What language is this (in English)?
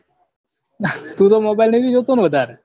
Gujarati